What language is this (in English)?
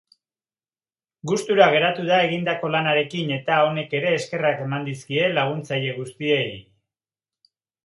Basque